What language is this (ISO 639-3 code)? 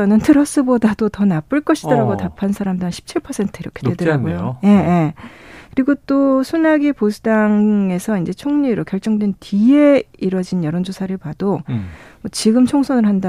kor